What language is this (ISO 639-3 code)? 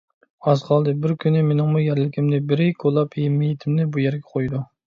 uig